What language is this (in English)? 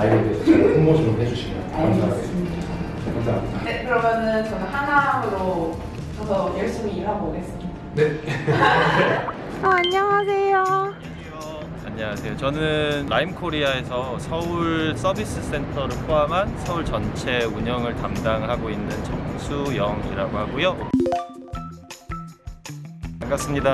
Korean